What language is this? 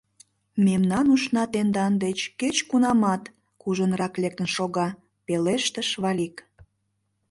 Mari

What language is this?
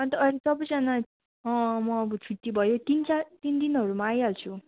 Nepali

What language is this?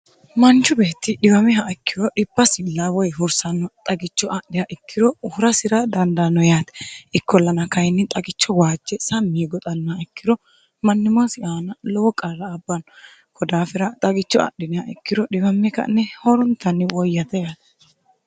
Sidamo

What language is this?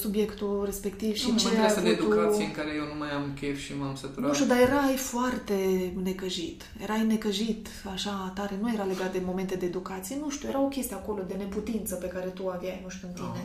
Romanian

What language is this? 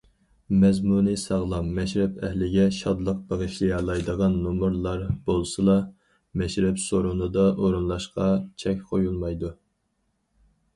Uyghur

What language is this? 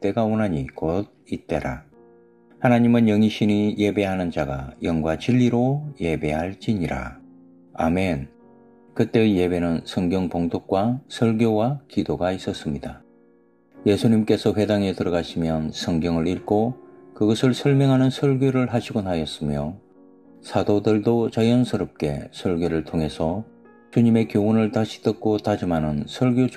Korean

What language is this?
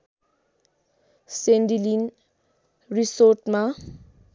Nepali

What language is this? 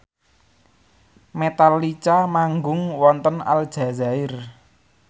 Javanese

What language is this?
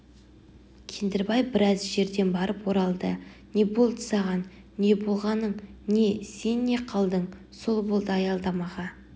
Kazakh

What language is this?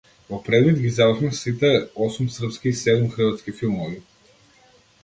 Macedonian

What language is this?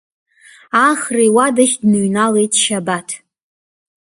Abkhazian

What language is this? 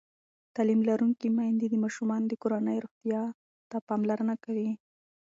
Pashto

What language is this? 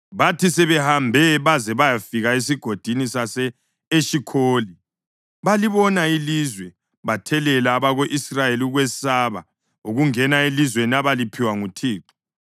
North Ndebele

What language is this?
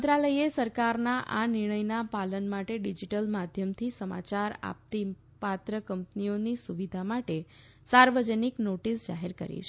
Gujarati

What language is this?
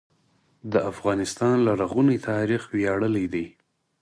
Pashto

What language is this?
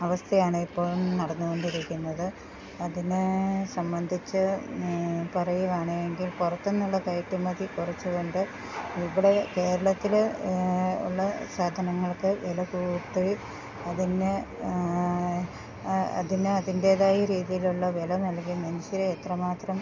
Malayalam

